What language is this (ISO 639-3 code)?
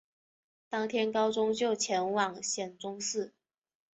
zho